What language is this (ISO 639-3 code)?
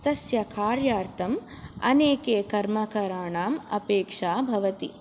san